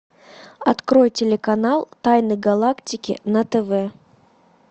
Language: Russian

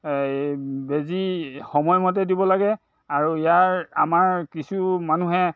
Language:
Assamese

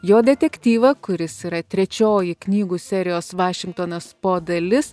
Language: Lithuanian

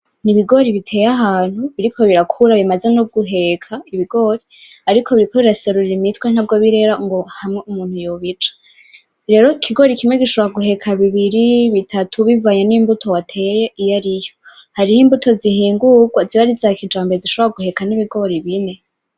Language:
Rundi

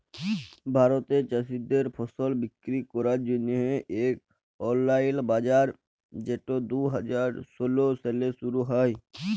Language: Bangla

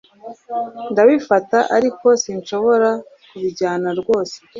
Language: Kinyarwanda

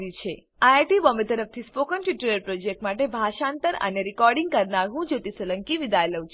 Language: Gujarati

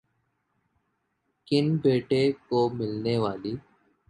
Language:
Urdu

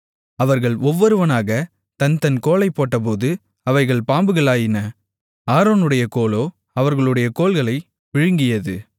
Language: Tamil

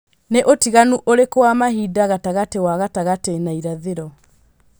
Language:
Kikuyu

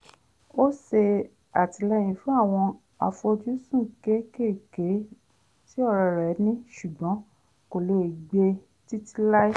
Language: Yoruba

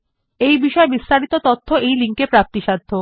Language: Bangla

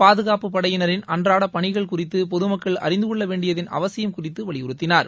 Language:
Tamil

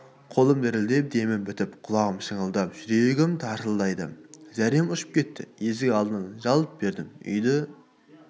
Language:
Kazakh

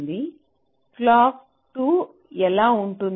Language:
Telugu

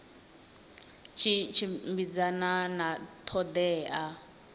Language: Venda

